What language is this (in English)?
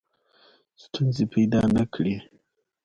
Pashto